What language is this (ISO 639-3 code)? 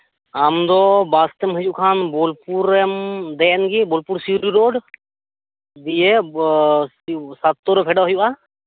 sat